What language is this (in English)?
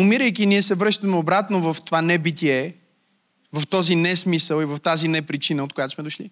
Bulgarian